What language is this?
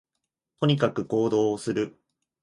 Japanese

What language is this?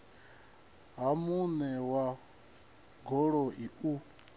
Venda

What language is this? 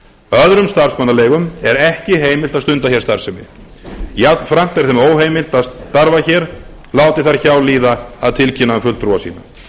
Icelandic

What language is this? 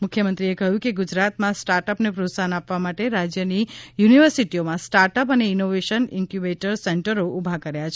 Gujarati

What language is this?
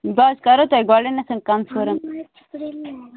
Kashmiri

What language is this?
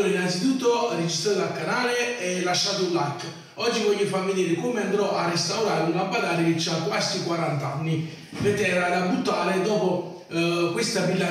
Italian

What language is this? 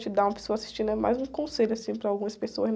Portuguese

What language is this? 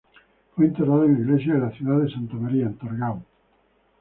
Spanish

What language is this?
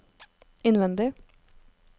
Norwegian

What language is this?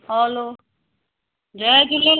Sindhi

